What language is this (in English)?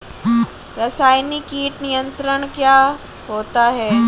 Hindi